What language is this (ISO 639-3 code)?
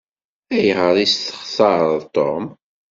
kab